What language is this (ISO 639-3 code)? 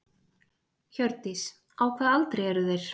isl